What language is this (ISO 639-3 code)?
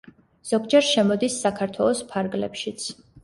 kat